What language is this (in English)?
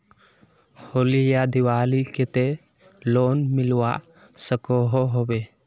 Magahi